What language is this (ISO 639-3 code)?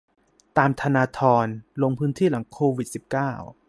tha